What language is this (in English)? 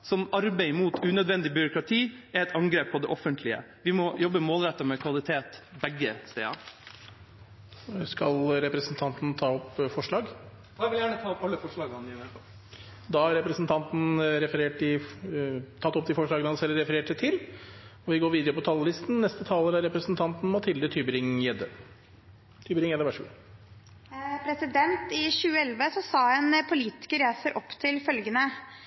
Norwegian